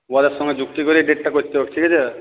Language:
Bangla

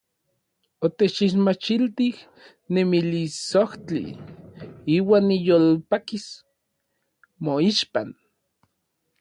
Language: Orizaba Nahuatl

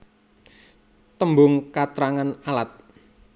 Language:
Javanese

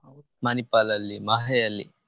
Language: Kannada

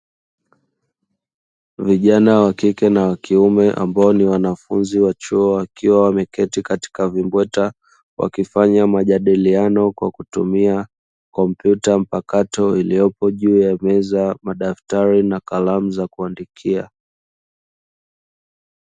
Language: Swahili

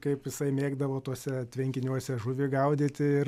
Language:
Lithuanian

